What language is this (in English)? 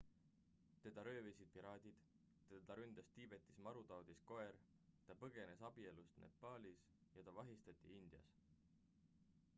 Estonian